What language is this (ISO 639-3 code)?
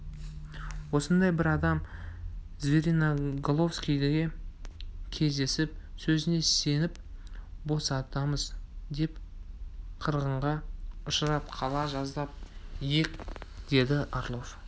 kaz